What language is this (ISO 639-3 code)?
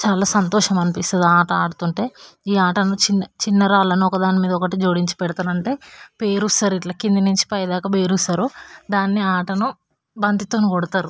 tel